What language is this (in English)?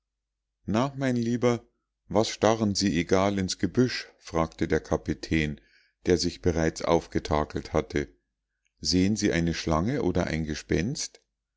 German